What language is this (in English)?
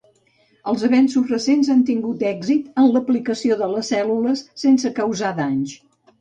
Catalan